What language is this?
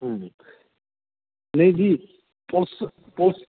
Punjabi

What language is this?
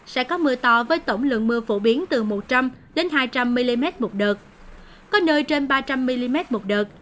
Vietnamese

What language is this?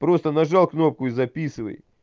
Russian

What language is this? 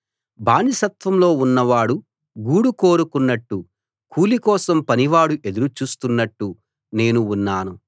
Telugu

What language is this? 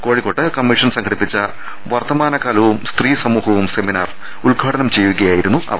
Malayalam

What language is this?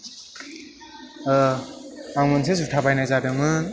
Bodo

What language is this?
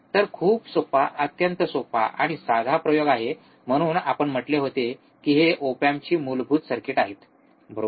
Marathi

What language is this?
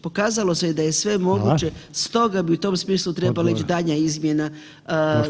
Croatian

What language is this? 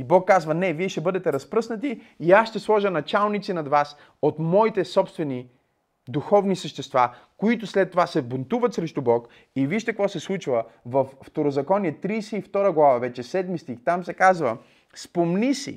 Bulgarian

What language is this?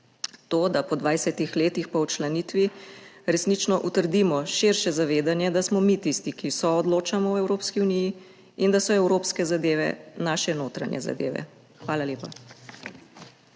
Slovenian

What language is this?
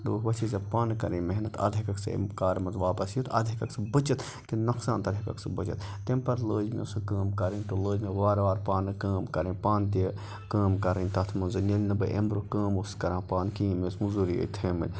Kashmiri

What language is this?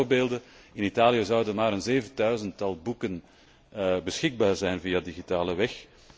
Dutch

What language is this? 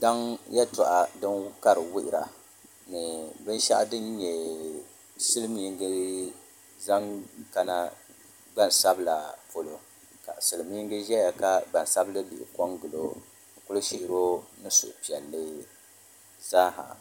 Dagbani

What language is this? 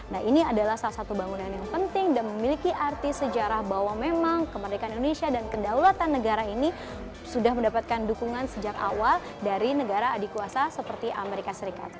Indonesian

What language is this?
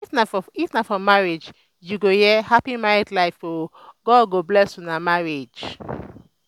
Nigerian Pidgin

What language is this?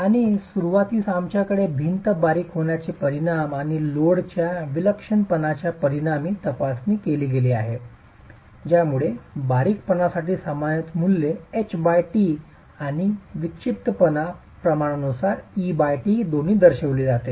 Marathi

